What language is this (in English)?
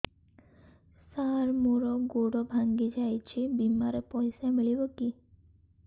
Odia